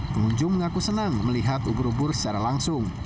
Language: Indonesian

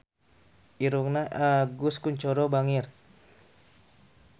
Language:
Sundanese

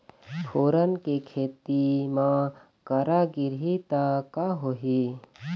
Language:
Chhattisgarhi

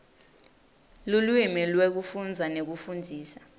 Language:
Swati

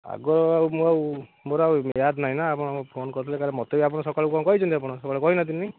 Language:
Odia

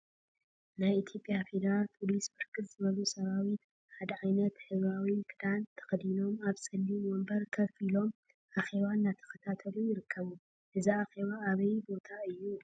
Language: Tigrinya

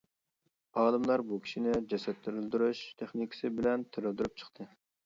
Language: Uyghur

